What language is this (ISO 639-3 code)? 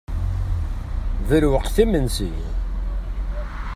kab